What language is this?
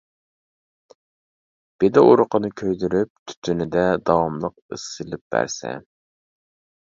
Uyghur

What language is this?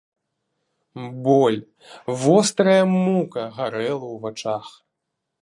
Belarusian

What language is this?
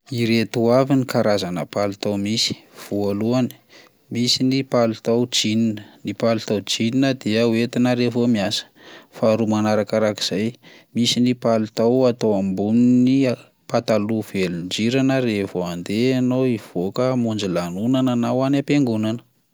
Malagasy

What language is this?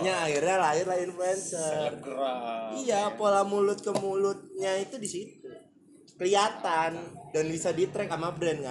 Indonesian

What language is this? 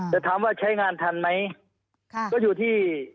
Thai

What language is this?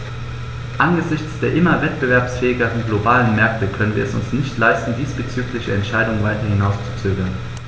German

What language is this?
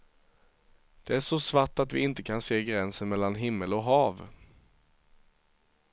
Swedish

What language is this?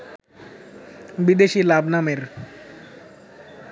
Bangla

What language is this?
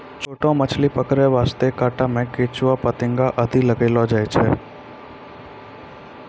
Maithili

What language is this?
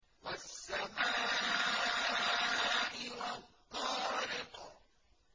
Arabic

